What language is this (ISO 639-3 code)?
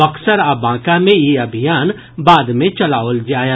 mai